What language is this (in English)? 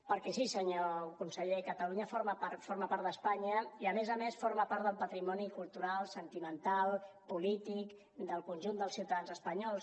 Catalan